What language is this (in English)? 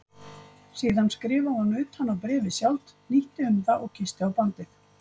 Icelandic